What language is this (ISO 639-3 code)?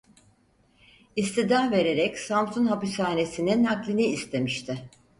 tur